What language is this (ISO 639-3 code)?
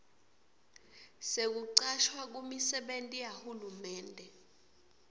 ssw